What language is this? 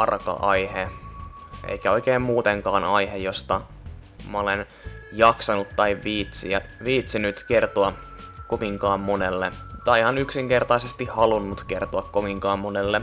Finnish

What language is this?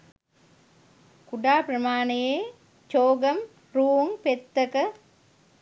Sinhala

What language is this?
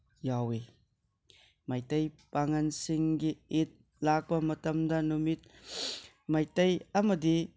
Manipuri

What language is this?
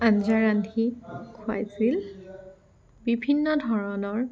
Assamese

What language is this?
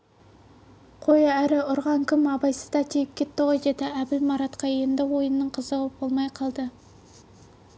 Kazakh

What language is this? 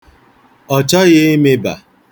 Igbo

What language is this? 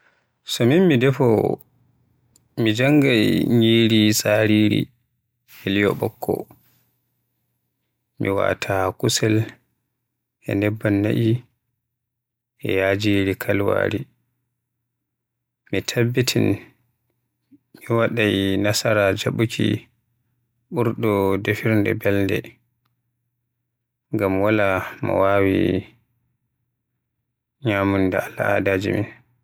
Western Niger Fulfulde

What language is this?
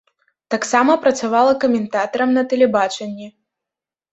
Belarusian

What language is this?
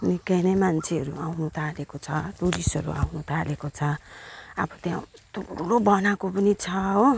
Nepali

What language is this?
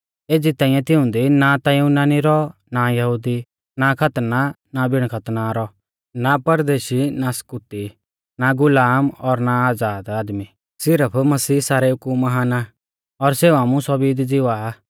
Mahasu Pahari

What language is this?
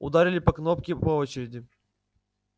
Russian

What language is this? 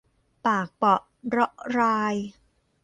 Thai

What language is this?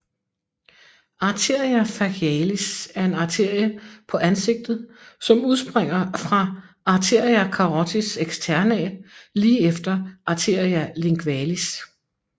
Danish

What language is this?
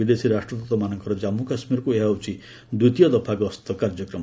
Odia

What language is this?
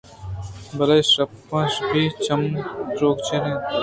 Eastern Balochi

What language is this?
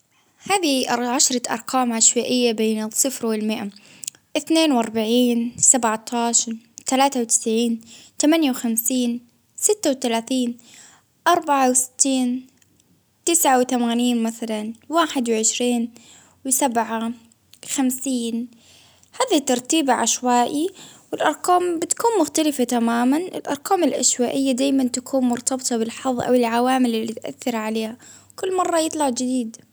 Baharna Arabic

